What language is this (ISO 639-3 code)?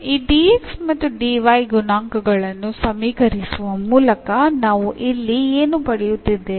kan